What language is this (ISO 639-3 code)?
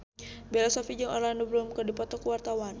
sun